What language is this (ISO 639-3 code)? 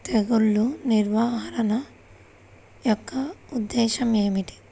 tel